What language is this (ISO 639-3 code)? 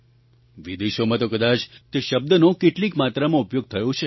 guj